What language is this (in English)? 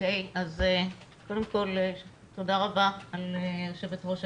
Hebrew